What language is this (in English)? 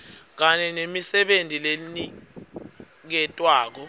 Swati